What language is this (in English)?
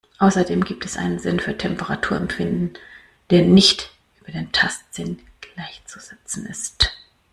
German